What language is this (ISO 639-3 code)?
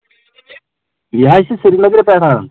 kas